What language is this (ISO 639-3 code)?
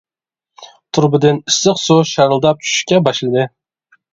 uig